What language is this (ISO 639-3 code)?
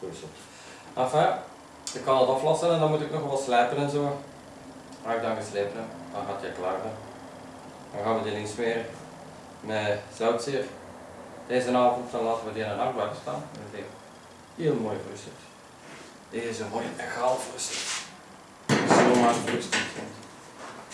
nld